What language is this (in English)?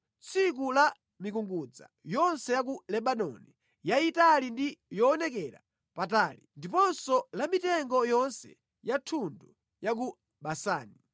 Nyanja